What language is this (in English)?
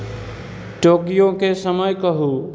Maithili